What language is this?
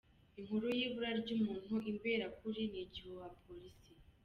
Kinyarwanda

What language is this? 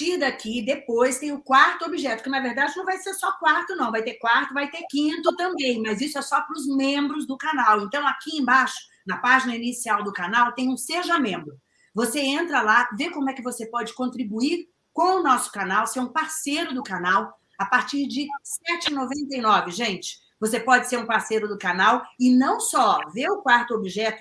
Portuguese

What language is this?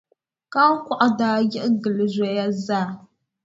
Dagbani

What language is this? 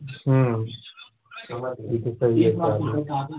Maithili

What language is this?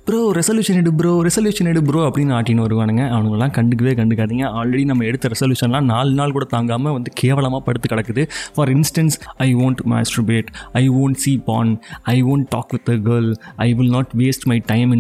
Tamil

